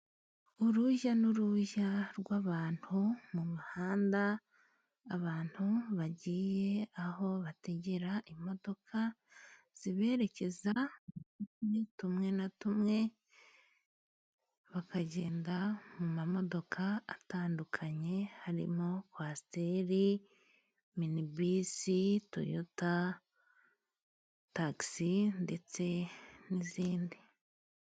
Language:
Kinyarwanda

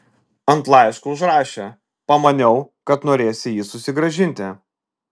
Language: Lithuanian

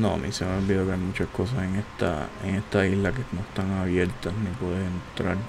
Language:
Spanish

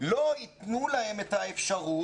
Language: Hebrew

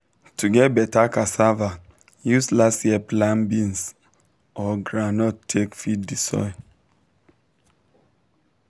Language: Nigerian Pidgin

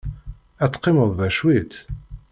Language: Kabyle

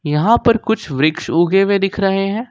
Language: Hindi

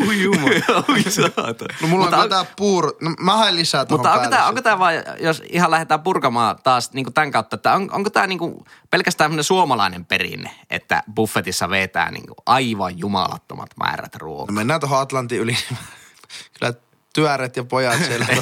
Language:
Finnish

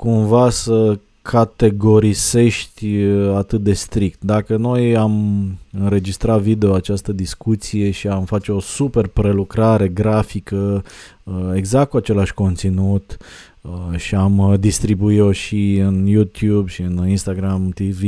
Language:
Romanian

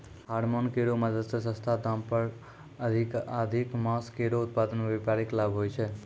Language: Maithili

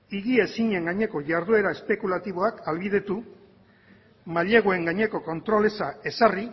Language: Basque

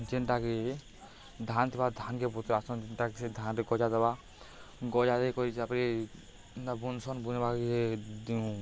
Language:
Odia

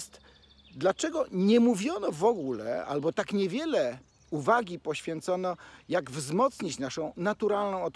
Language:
Polish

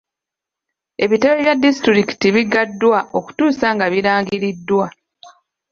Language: Ganda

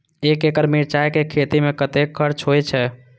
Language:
Maithili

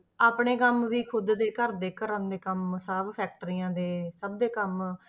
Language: Punjabi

